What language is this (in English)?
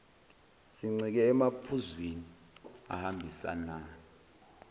Zulu